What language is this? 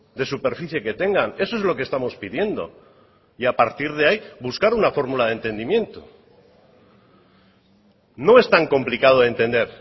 Spanish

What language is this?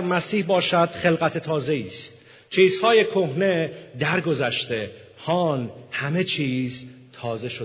Persian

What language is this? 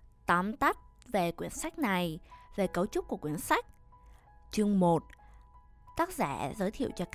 Vietnamese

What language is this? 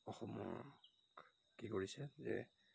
Assamese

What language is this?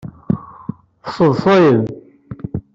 Kabyle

